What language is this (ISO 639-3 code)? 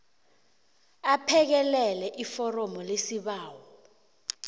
nbl